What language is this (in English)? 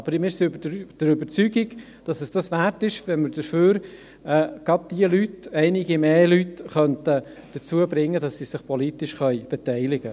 Swiss German